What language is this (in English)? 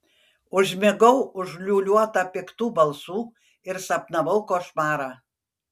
Lithuanian